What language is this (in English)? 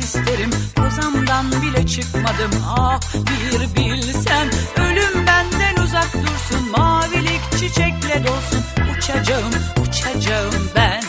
Turkish